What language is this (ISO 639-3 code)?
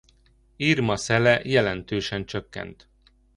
hun